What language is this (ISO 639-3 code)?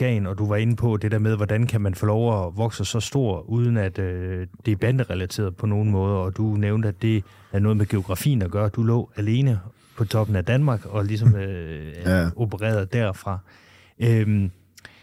dan